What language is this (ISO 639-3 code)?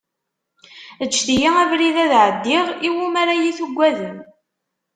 kab